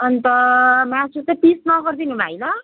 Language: Nepali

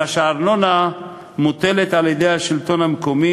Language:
Hebrew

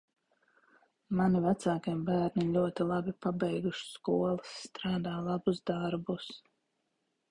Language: Latvian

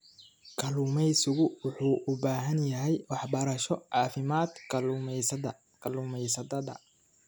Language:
Somali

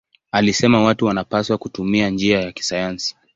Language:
Swahili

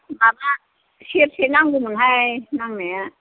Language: Bodo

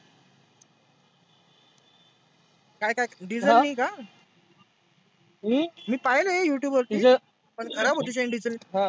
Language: Marathi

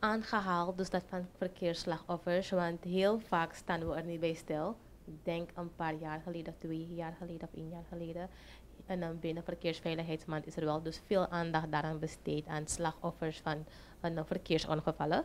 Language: Dutch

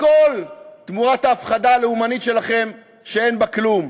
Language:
Hebrew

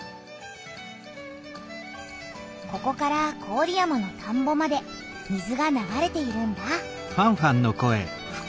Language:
Japanese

